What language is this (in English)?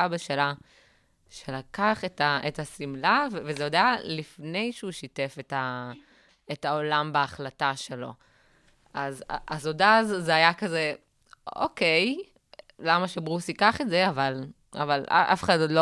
Hebrew